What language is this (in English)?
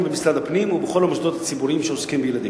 Hebrew